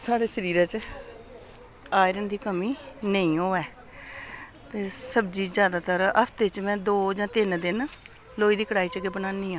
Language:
Dogri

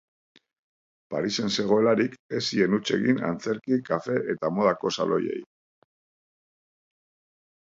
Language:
Basque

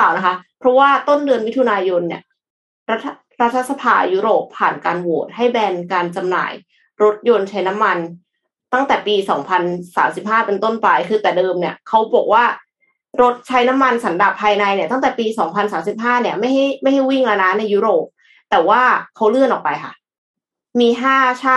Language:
Thai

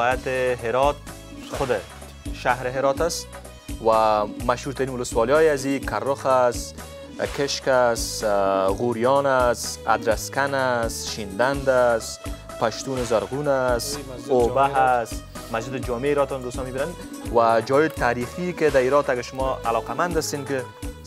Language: Persian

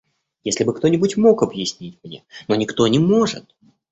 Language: Russian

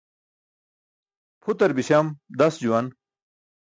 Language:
Burushaski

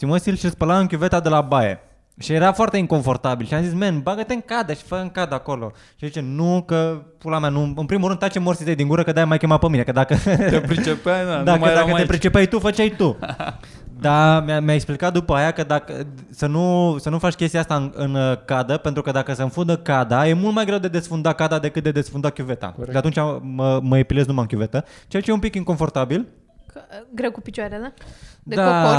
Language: Romanian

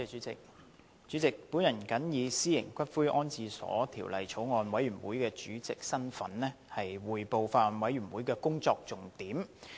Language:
Cantonese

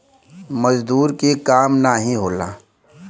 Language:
Bhojpuri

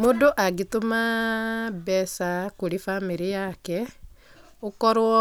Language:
Kikuyu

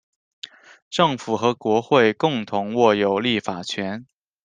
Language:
Chinese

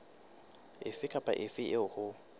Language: Southern Sotho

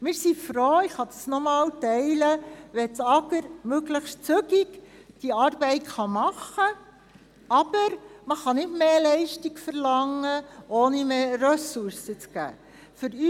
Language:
Swiss German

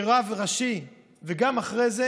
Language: Hebrew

